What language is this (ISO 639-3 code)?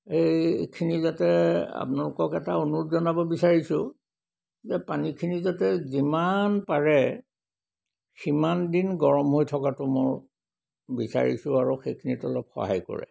asm